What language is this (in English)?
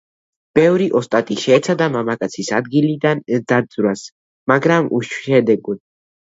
Georgian